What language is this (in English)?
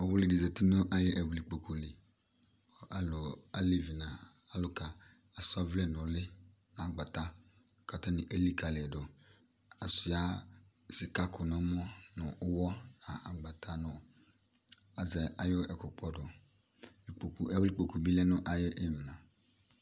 Ikposo